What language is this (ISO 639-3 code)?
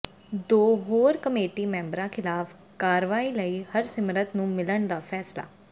pan